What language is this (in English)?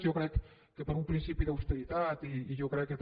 Catalan